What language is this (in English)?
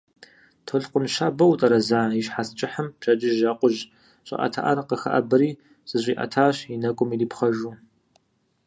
Kabardian